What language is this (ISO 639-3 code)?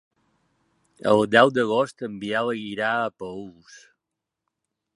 cat